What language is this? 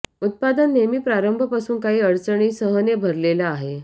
Marathi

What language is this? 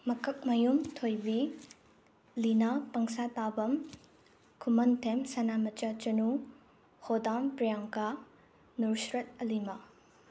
Manipuri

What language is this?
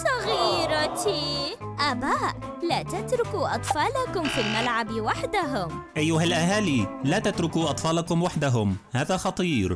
Arabic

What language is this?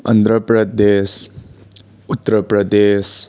Manipuri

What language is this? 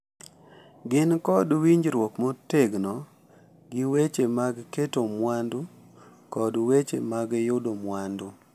Luo (Kenya and Tanzania)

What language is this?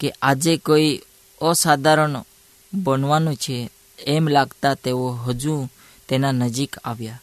Hindi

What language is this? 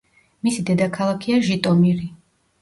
Georgian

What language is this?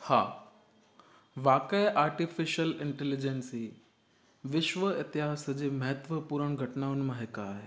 Sindhi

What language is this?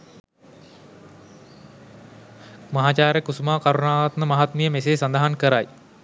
Sinhala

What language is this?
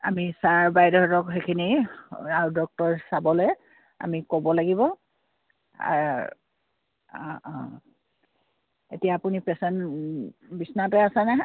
Assamese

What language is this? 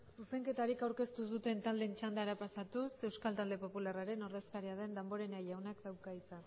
Basque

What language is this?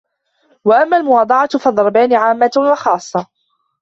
Arabic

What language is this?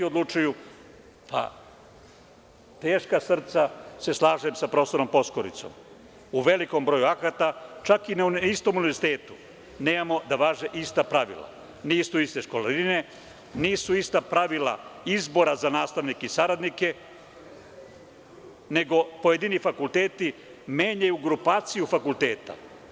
Serbian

